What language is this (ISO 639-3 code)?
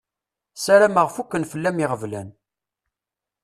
kab